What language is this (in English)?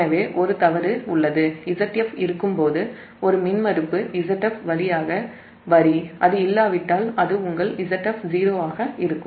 Tamil